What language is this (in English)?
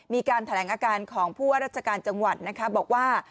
Thai